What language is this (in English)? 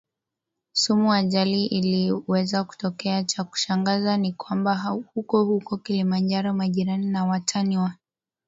Swahili